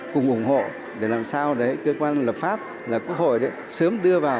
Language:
Vietnamese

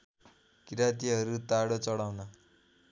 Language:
Nepali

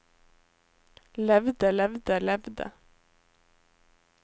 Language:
Norwegian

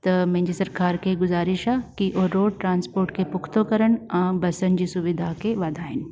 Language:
Sindhi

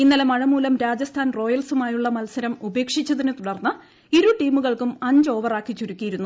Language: Malayalam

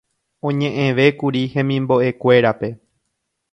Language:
Guarani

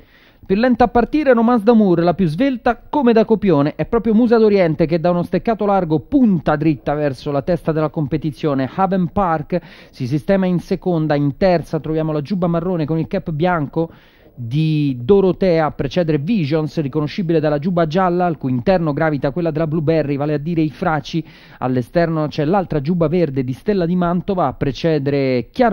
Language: Italian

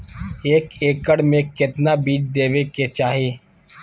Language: Magahi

